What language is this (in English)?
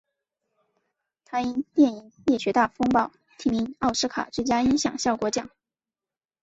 Chinese